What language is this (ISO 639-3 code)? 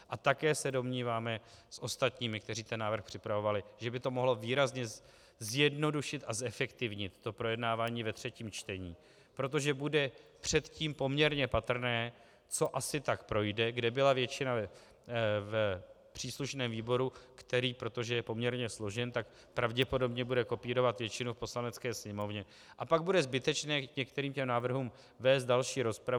ces